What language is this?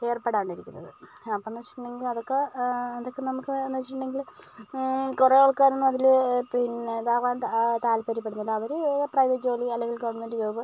Malayalam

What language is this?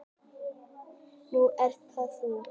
Icelandic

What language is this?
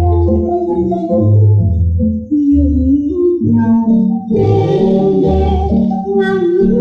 Vietnamese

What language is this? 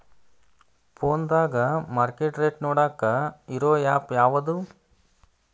Kannada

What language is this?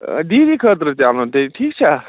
Kashmiri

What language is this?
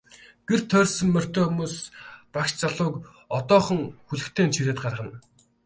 Mongolian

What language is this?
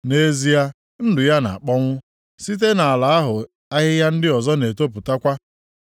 Igbo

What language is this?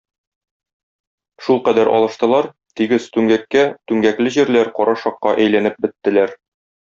Tatar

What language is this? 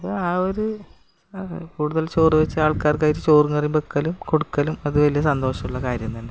Malayalam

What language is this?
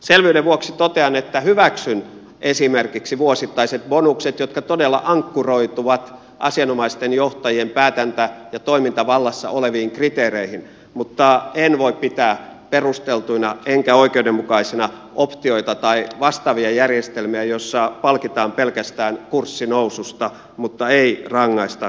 Finnish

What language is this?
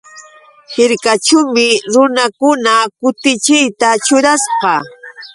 Yauyos Quechua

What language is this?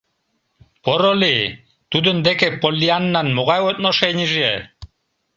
Mari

